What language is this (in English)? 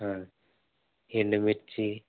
Telugu